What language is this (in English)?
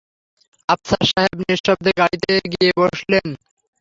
Bangla